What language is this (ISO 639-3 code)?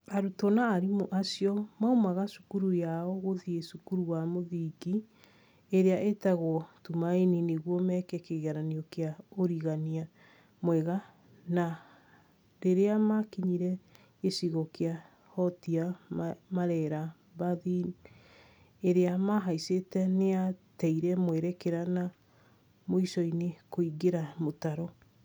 kik